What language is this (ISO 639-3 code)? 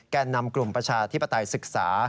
tha